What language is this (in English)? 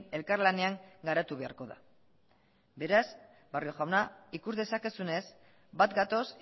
Basque